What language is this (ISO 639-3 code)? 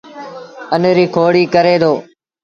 sbn